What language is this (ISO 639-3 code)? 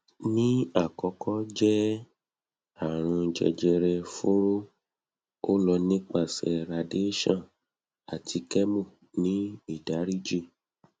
yor